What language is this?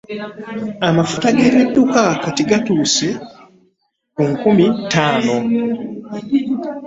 Ganda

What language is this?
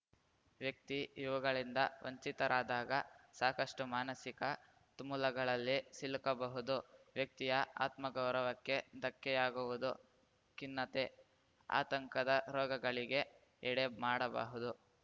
Kannada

